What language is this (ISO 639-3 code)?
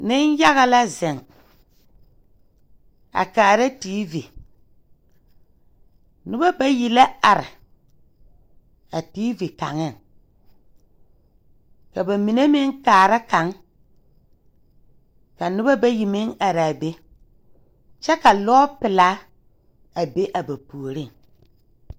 dga